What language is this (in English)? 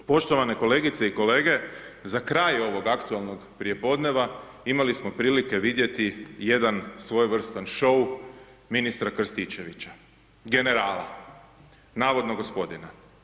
Croatian